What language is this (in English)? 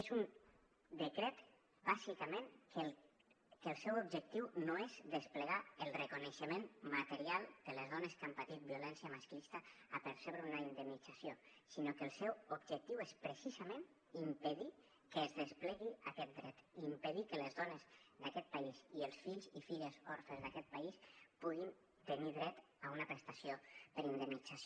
Catalan